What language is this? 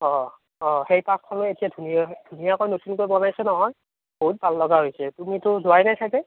Assamese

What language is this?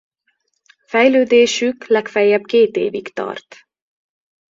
Hungarian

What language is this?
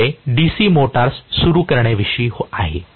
Marathi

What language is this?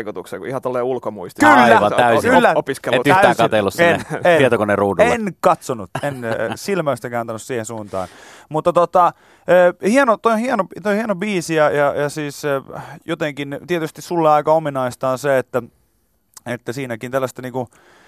Finnish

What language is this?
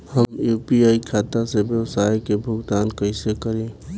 Bhojpuri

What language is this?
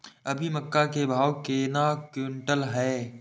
Maithili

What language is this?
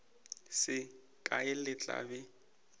Northern Sotho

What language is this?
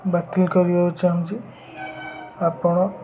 Odia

